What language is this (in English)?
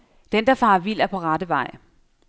Danish